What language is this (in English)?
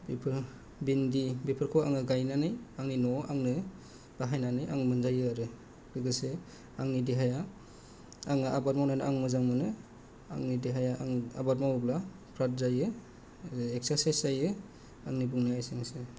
Bodo